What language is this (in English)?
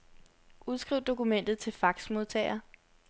Danish